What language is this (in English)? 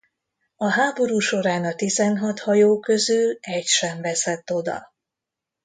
Hungarian